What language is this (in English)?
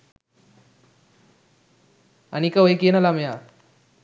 Sinhala